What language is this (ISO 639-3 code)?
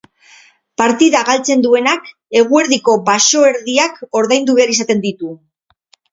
eus